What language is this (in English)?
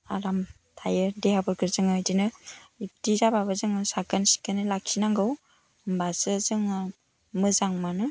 Bodo